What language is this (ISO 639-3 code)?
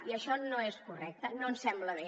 cat